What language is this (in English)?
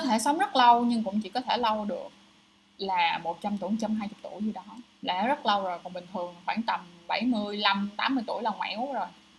Vietnamese